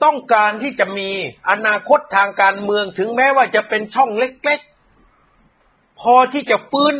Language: Thai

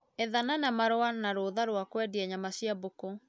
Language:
Kikuyu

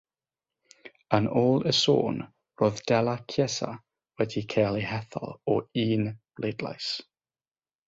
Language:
Welsh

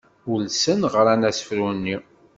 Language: Kabyle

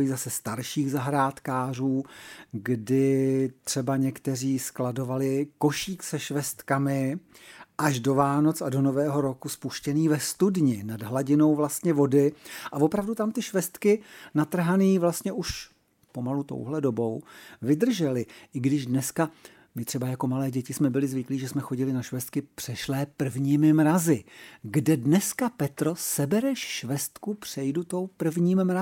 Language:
Czech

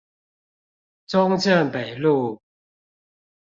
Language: Chinese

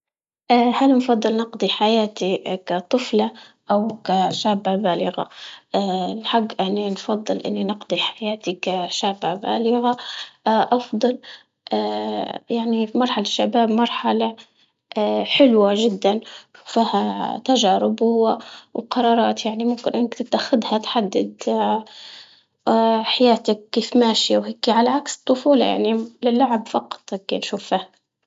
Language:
Libyan Arabic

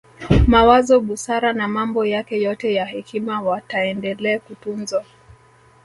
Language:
Swahili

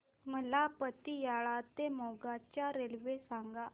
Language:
Marathi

